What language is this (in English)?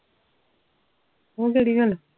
Punjabi